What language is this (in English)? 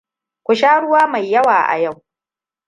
Hausa